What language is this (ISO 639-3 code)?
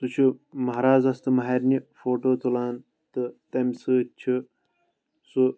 kas